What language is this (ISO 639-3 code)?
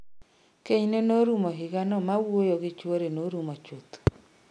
luo